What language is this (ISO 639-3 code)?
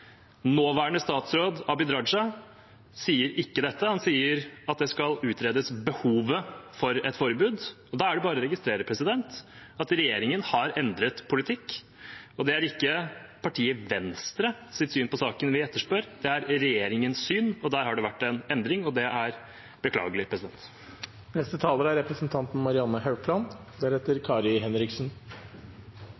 nob